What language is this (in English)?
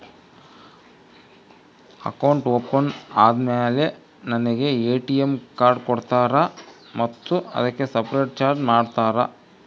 Kannada